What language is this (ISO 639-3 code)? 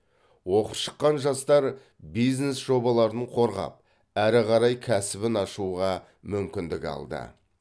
kaz